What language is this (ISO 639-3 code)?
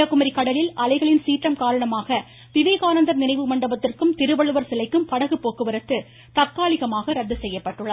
tam